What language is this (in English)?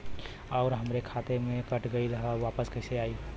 Bhojpuri